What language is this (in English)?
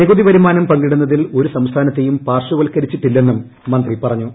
Malayalam